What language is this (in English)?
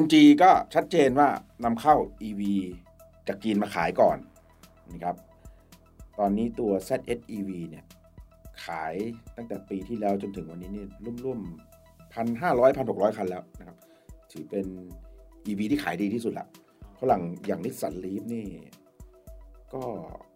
Thai